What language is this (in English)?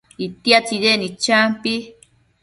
Matsés